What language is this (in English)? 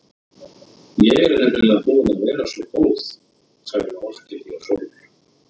Icelandic